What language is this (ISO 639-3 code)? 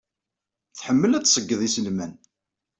kab